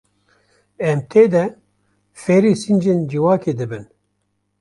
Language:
Kurdish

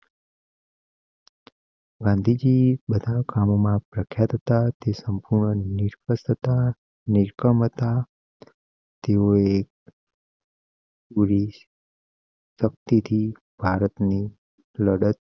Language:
Gujarati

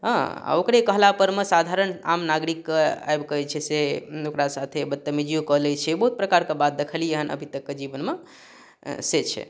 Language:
Maithili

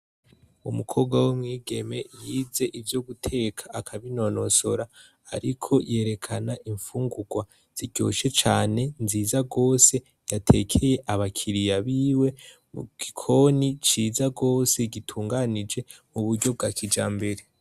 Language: Rundi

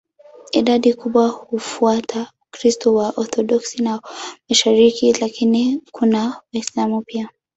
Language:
Swahili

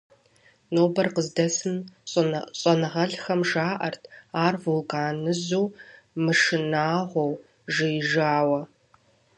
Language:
Kabardian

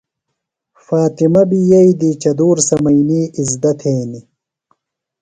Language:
Phalura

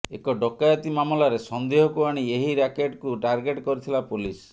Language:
Odia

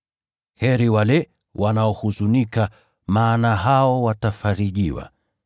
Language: Swahili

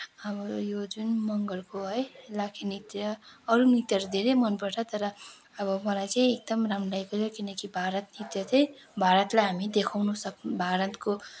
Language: Nepali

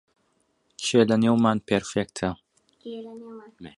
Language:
Central Kurdish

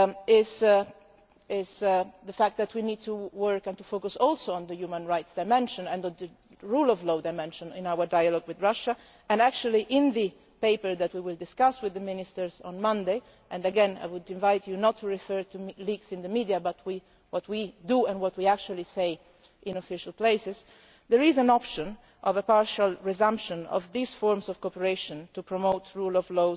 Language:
English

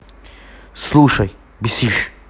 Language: Russian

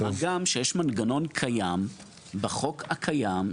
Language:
Hebrew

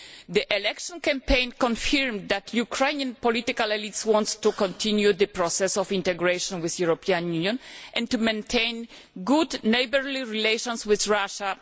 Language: English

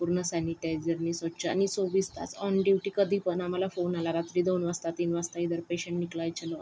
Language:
Marathi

